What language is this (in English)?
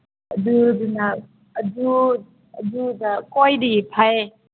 Manipuri